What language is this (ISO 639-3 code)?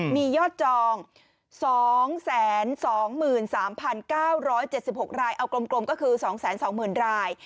tha